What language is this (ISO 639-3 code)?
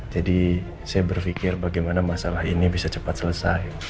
ind